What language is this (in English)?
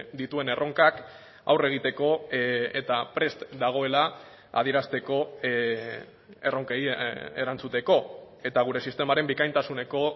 Basque